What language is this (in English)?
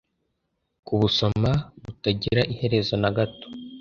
Kinyarwanda